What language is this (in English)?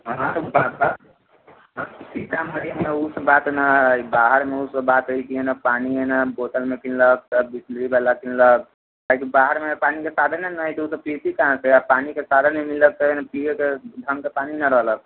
Maithili